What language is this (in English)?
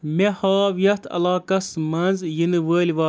Kashmiri